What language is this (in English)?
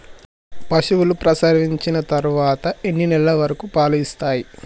Telugu